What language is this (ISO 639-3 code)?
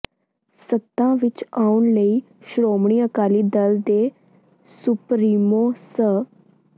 pan